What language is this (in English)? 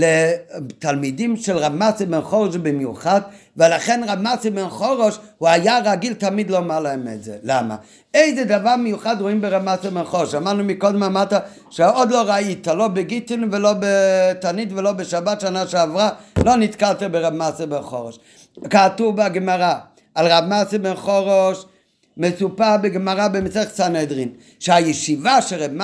Hebrew